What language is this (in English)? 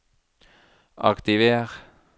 Norwegian